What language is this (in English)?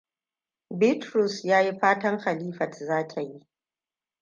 Hausa